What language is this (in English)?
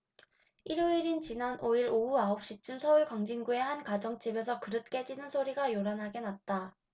Korean